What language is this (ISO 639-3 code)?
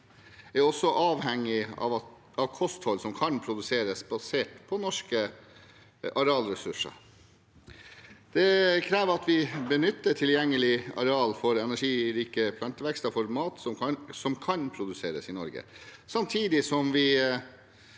nor